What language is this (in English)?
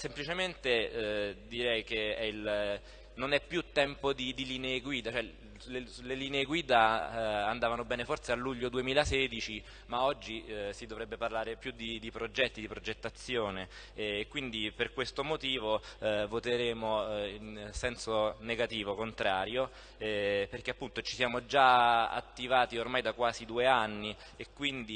Italian